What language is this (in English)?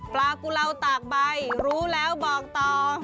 Thai